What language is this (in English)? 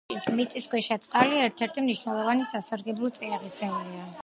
Georgian